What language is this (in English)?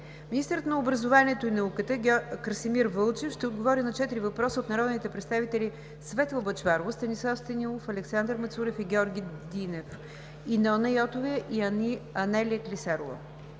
Bulgarian